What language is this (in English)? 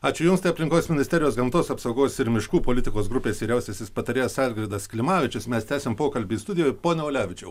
Lithuanian